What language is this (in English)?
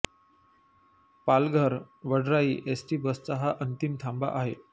Marathi